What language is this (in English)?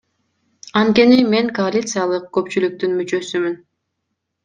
Kyrgyz